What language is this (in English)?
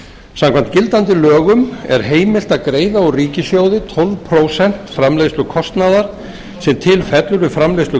Icelandic